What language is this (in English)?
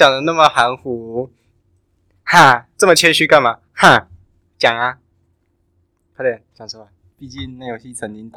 Chinese